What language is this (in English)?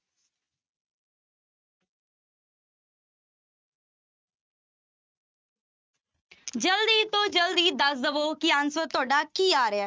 Punjabi